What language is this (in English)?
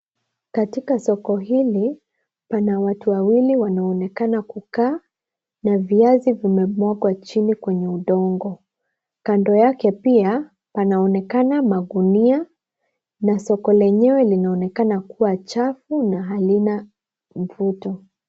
Swahili